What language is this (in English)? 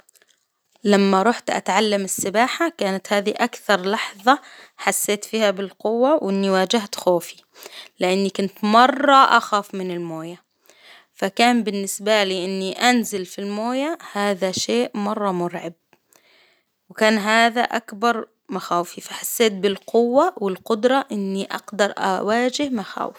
Hijazi Arabic